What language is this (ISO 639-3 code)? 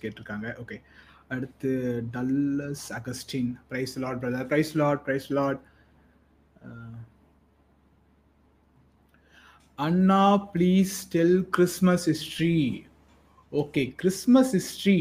tam